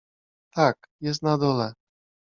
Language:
Polish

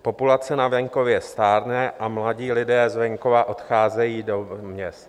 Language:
Czech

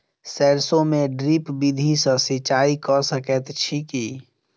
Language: Maithili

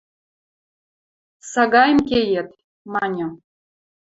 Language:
Western Mari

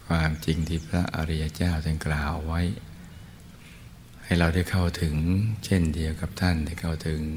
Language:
Thai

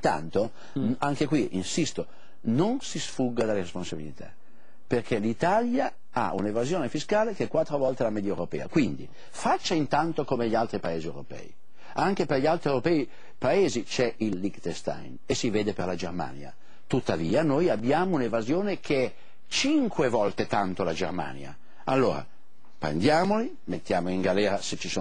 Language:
Italian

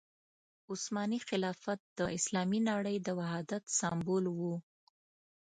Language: Pashto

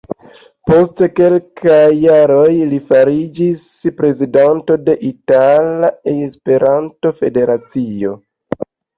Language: Esperanto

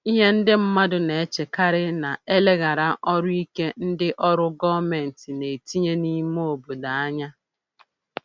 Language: Igbo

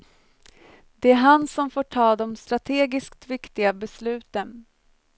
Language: Swedish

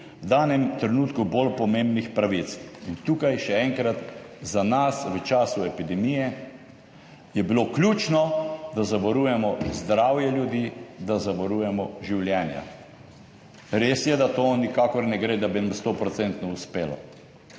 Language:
Slovenian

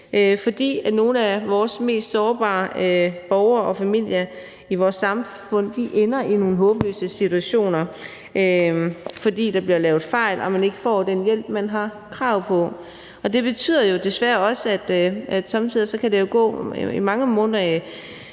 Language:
Danish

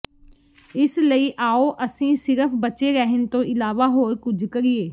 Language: Punjabi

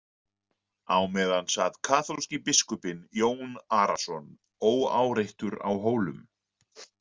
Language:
Icelandic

